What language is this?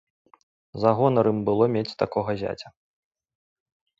Belarusian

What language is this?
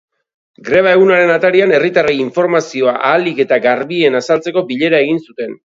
Basque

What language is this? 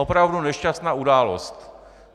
Czech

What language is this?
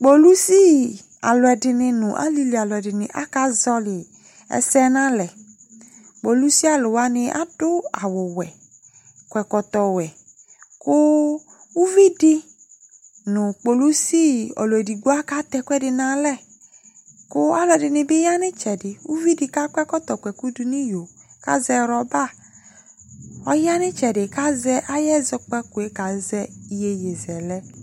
Ikposo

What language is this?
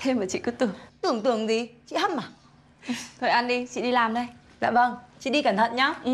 Vietnamese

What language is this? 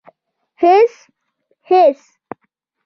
Pashto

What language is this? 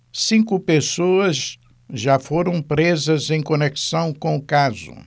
Portuguese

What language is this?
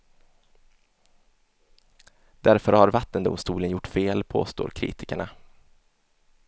Swedish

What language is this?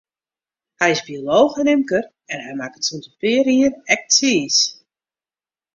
Western Frisian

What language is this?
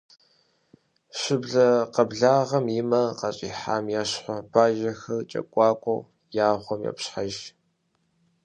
Kabardian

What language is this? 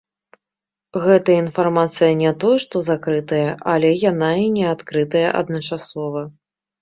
Belarusian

